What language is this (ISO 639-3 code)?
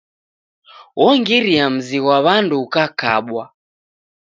dav